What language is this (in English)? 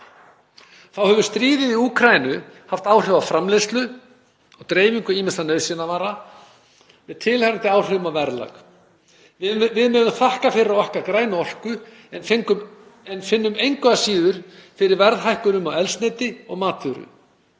Icelandic